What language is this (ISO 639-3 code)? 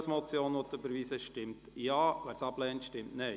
gsw